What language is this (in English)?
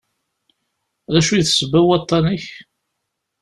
Kabyle